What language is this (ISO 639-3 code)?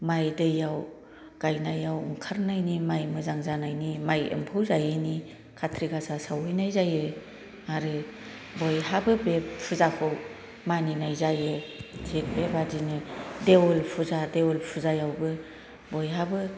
brx